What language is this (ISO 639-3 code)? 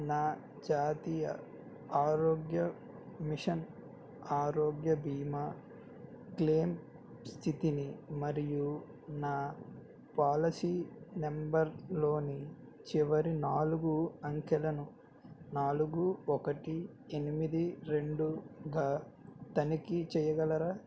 tel